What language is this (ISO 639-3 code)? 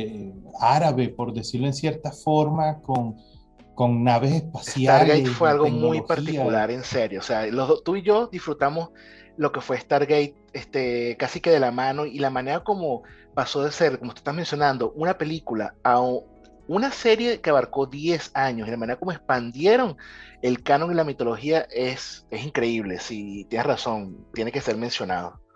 spa